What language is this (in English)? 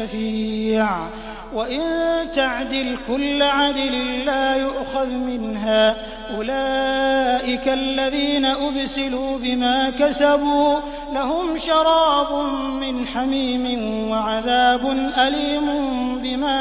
Arabic